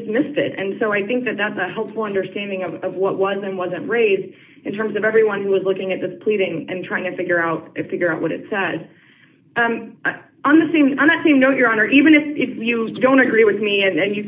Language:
English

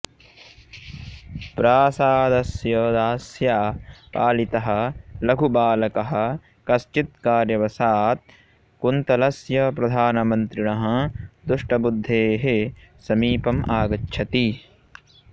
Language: Sanskrit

